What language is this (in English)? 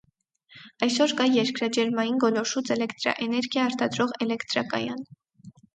Armenian